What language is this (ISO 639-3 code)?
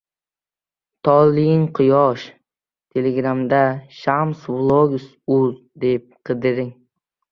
uzb